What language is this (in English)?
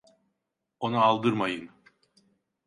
Turkish